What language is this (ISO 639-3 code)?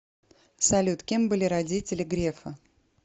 rus